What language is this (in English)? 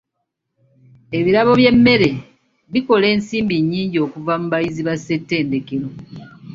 Ganda